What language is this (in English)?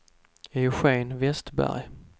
Swedish